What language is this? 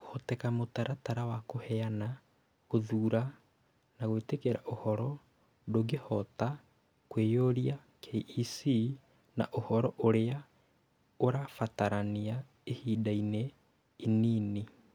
Kikuyu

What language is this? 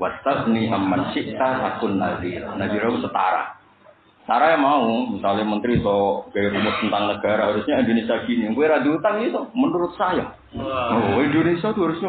Indonesian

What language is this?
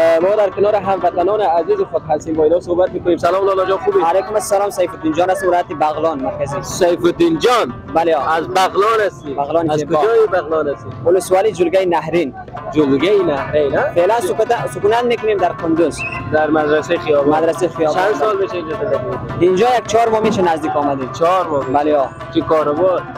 Persian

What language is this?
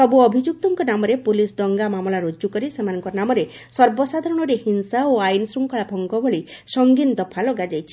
Odia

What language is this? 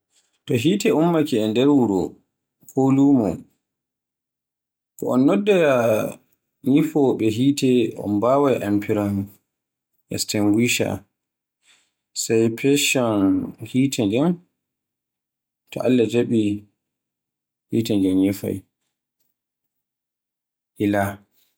Borgu Fulfulde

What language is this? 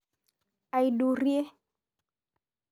Masai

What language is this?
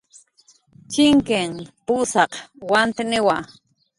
Jaqaru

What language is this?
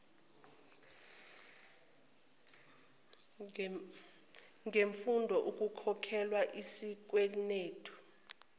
Zulu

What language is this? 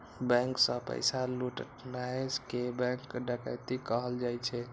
Maithili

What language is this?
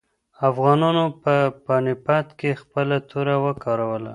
Pashto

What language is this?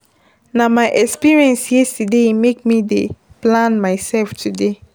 Nigerian Pidgin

